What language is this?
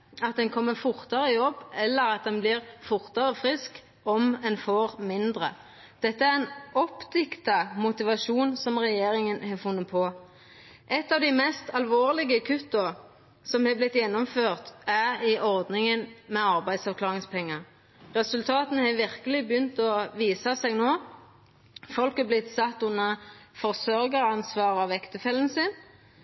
Norwegian Nynorsk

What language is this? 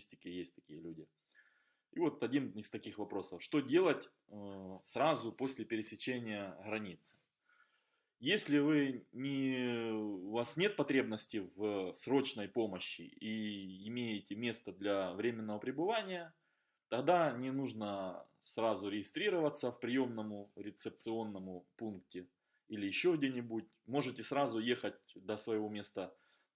Russian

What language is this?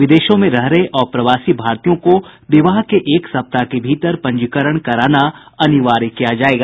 Hindi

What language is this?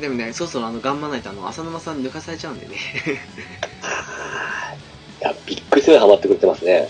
Japanese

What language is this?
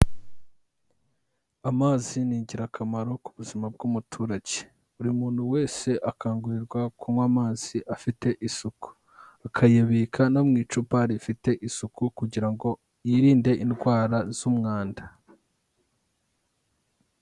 Kinyarwanda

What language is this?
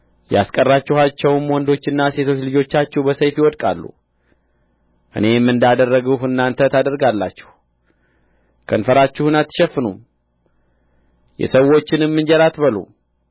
Amharic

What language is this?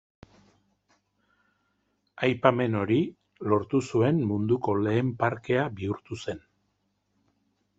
Basque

